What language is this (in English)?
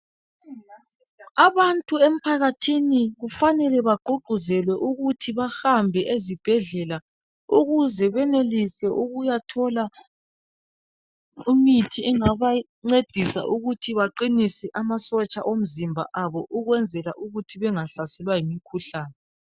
North Ndebele